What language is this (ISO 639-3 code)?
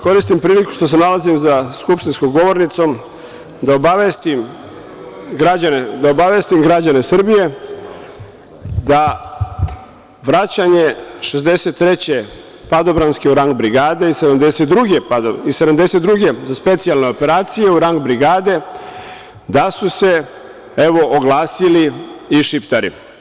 srp